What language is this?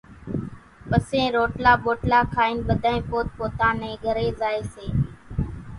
Kachi Koli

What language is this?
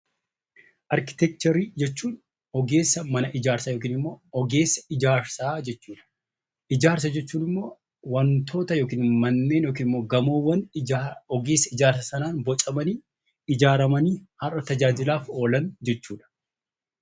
Oromo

